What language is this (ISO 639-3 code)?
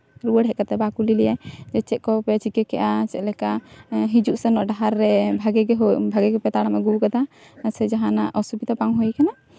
sat